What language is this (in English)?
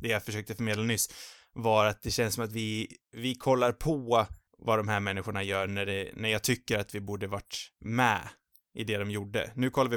Swedish